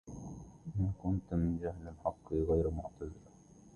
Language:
Arabic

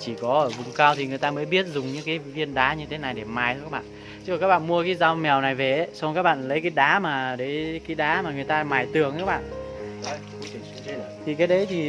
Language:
Vietnamese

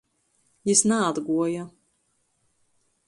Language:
Latgalian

